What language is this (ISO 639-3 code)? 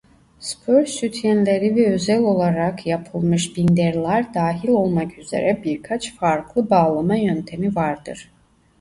tur